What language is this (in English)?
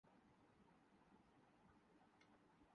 Urdu